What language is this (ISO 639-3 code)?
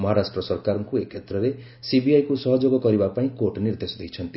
ori